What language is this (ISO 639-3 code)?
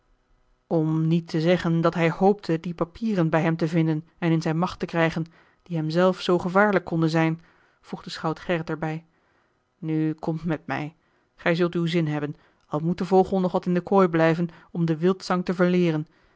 nld